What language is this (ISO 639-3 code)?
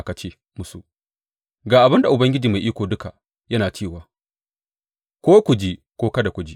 hau